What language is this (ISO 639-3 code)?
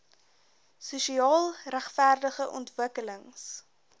afr